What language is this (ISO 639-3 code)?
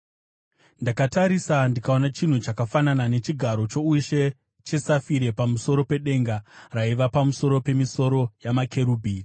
sna